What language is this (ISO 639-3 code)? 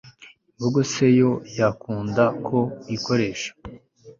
kin